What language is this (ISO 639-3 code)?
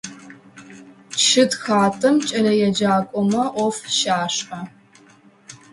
ady